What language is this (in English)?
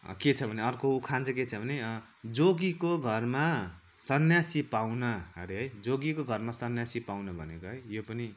Nepali